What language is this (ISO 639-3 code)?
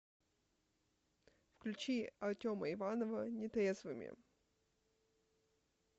rus